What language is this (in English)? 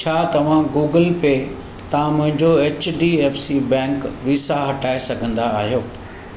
Sindhi